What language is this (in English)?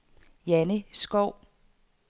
Danish